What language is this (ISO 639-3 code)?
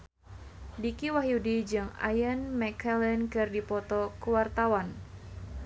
sun